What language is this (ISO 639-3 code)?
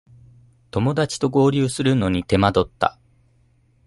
jpn